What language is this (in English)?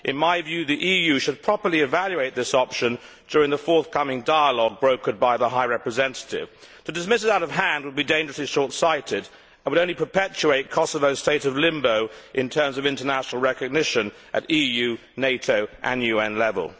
English